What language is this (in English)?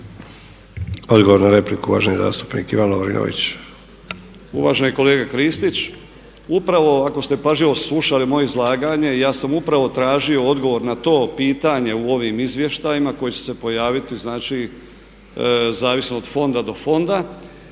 Croatian